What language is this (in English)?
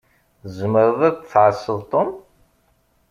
Kabyle